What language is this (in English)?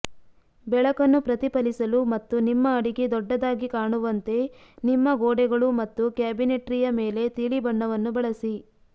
Kannada